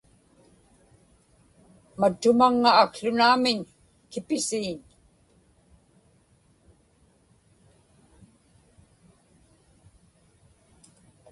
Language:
Inupiaq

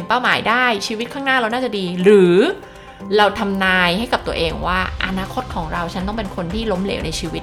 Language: Thai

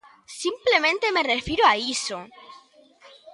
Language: Galician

